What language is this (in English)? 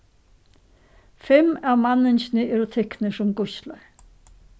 Faroese